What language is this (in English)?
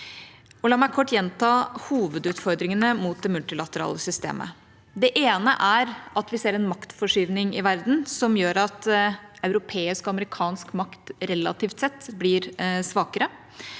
Norwegian